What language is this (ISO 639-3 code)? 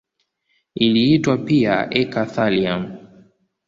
swa